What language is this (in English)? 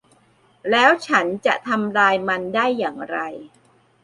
Thai